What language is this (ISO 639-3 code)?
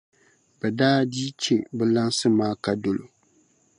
dag